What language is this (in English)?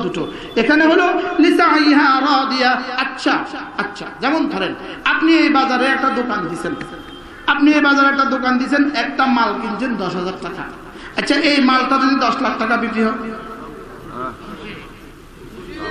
Bangla